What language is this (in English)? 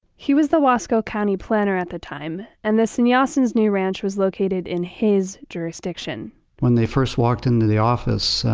English